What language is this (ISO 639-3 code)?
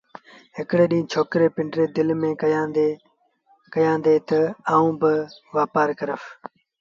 sbn